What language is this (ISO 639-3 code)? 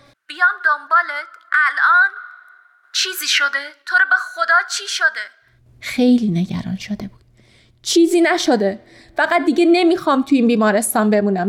fas